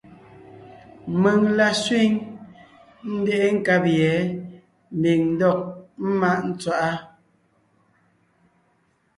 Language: Ngiemboon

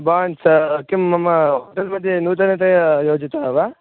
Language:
Sanskrit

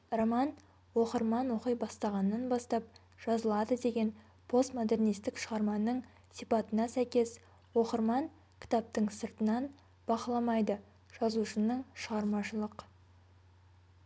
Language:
Kazakh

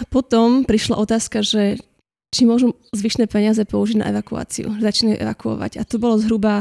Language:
Slovak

